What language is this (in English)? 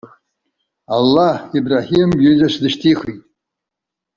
Abkhazian